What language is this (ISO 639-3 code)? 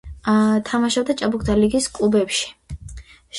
kat